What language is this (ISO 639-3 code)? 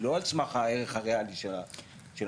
heb